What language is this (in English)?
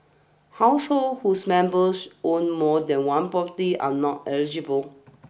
English